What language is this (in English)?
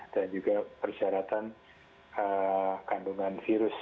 Indonesian